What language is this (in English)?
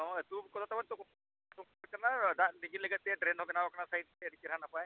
Santali